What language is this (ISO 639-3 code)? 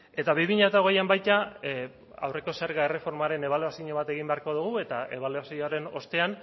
eus